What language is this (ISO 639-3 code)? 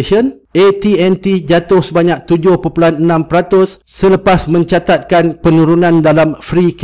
msa